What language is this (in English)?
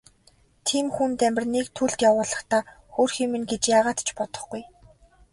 Mongolian